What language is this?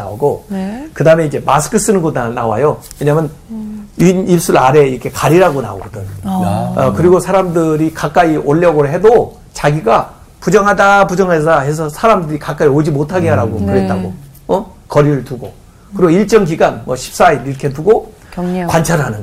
Korean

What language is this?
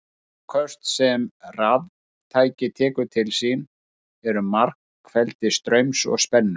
Icelandic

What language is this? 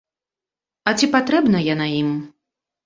Belarusian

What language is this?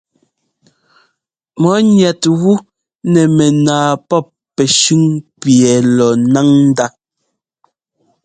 Ngomba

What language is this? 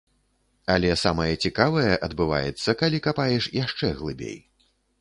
Belarusian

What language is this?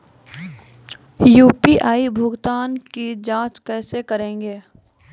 Maithili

